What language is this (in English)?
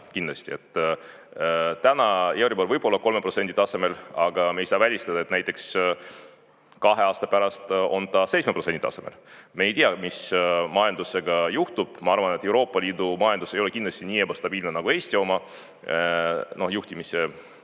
Estonian